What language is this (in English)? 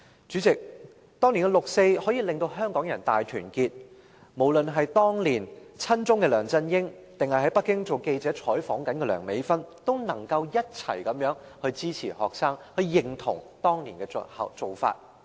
Cantonese